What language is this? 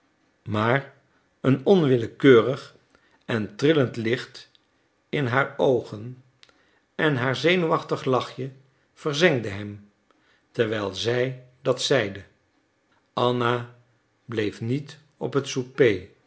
Dutch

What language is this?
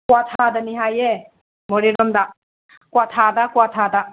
Manipuri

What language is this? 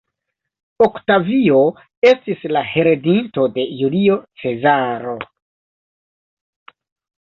Esperanto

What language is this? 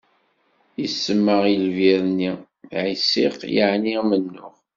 Kabyle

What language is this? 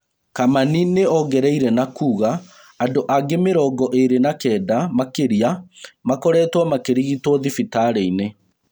Kikuyu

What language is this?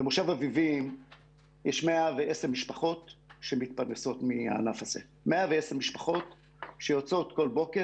Hebrew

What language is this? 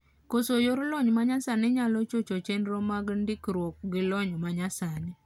Luo (Kenya and Tanzania)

